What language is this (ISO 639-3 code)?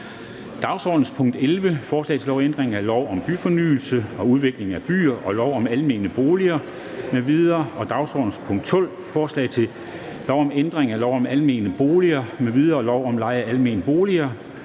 dan